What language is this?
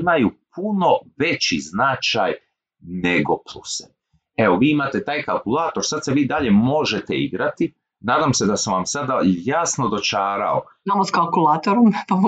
Croatian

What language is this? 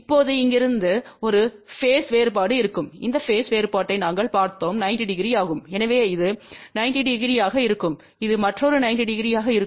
Tamil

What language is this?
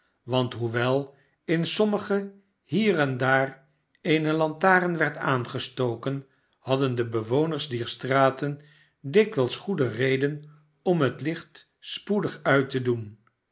Dutch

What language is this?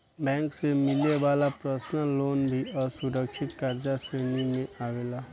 Bhojpuri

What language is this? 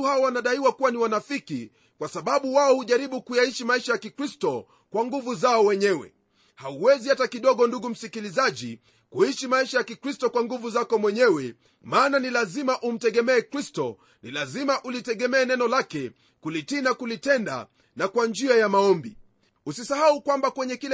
Swahili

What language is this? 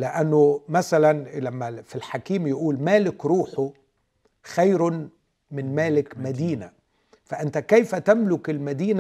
Arabic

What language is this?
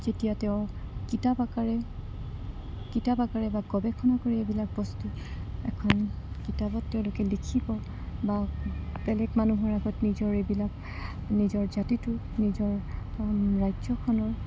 Assamese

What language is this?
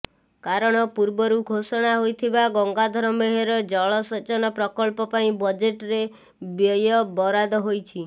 Odia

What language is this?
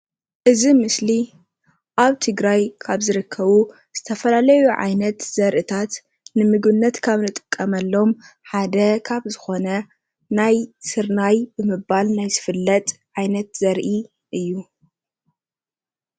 Tigrinya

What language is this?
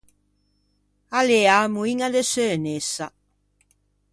Ligurian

